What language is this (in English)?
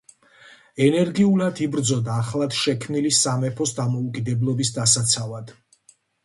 Georgian